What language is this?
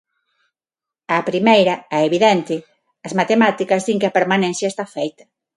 Galician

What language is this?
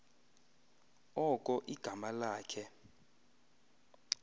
Xhosa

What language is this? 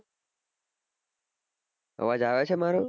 Gujarati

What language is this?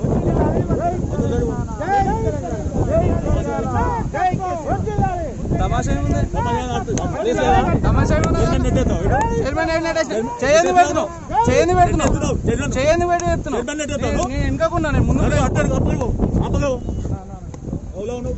Japanese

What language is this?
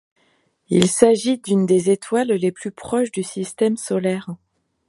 French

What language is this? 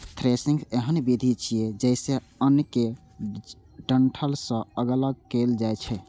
Maithili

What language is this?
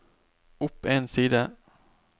Norwegian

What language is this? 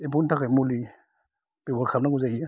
Bodo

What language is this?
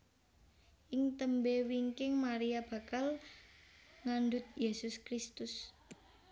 Javanese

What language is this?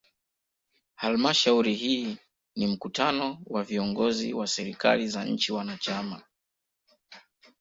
Swahili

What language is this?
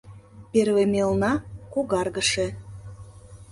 Mari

